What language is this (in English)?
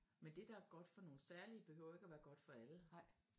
Danish